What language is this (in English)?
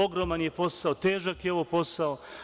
Serbian